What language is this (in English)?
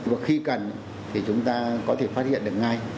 Vietnamese